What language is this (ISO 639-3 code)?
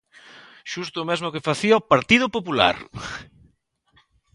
glg